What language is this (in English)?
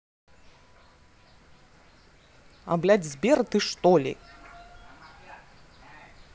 Russian